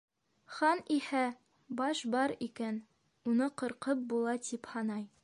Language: Bashkir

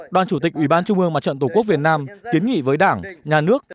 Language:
Vietnamese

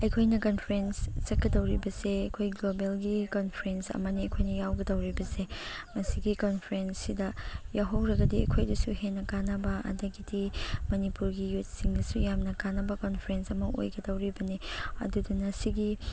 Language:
Manipuri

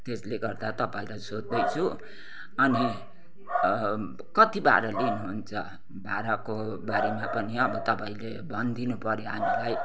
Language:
Nepali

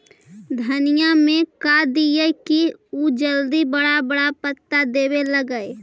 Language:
Magahi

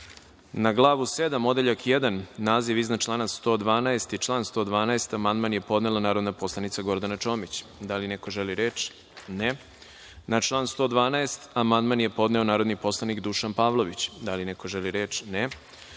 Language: Serbian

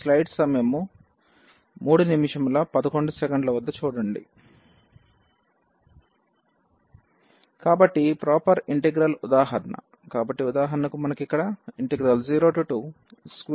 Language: Telugu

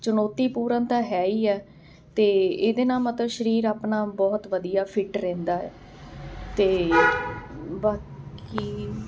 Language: Punjabi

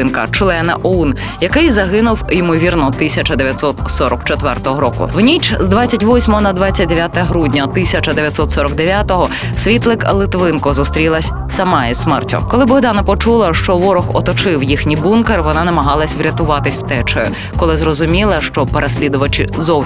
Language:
Ukrainian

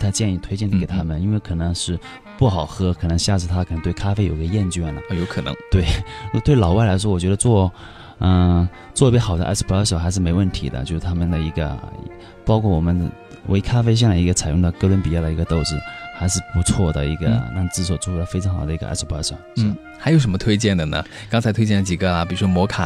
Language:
Chinese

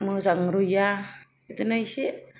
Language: Bodo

